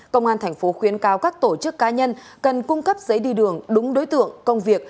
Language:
Vietnamese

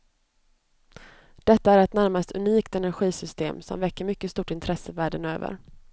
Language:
Swedish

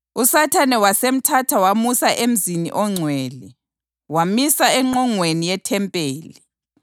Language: North Ndebele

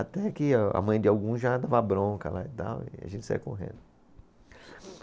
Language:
Portuguese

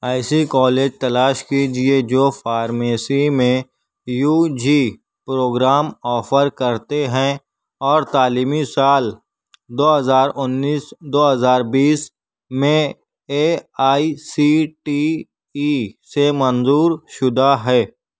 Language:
Urdu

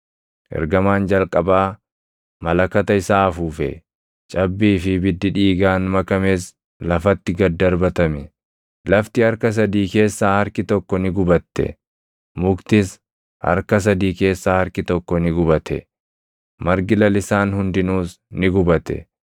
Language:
Oromo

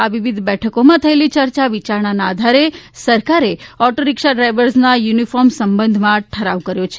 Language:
Gujarati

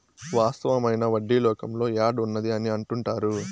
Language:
Telugu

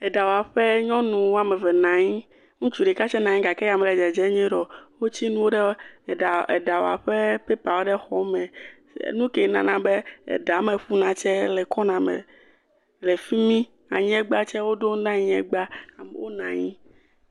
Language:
Ewe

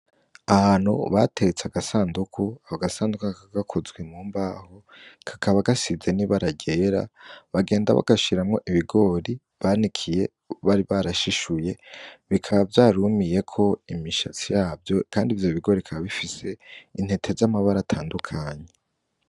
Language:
Rundi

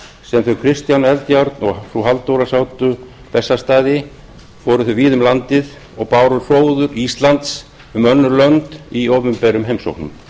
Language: Icelandic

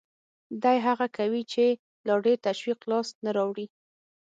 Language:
Pashto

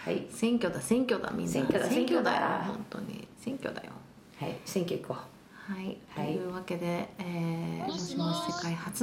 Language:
Japanese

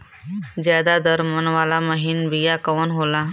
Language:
Bhojpuri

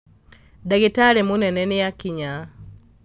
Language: Kikuyu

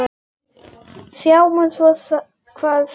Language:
Icelandic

